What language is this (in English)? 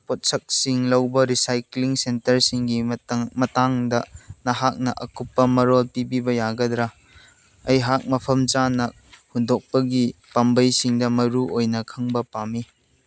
Manipuri